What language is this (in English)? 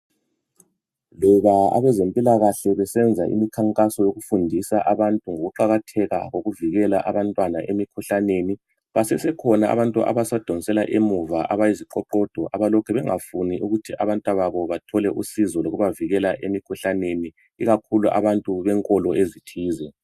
North Ndebele